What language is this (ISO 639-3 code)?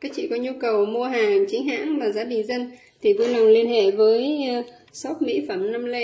vie